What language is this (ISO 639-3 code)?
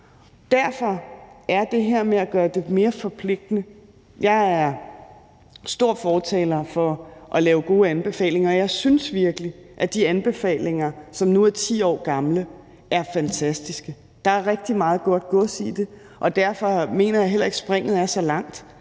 dan